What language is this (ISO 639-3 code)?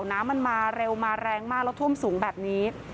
tha